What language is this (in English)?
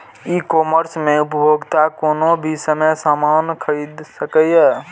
Maithili